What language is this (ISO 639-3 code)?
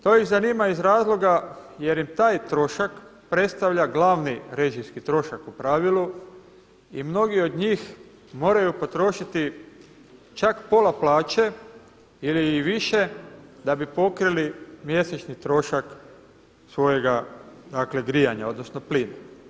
hrv